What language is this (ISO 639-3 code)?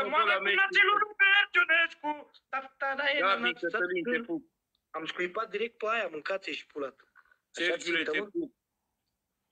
ron